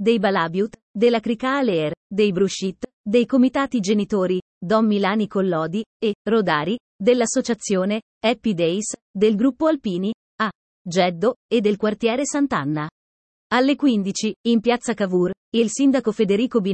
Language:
Italian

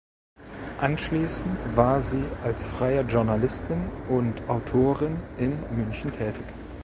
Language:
German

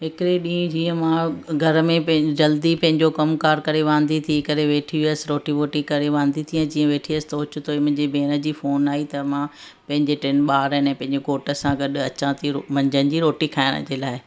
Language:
Sindhi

